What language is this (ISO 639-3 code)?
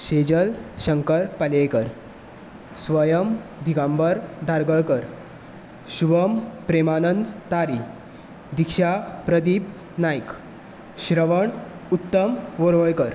kok